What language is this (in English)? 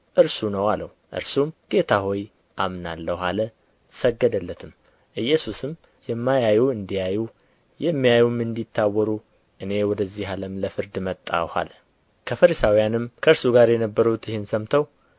Amharic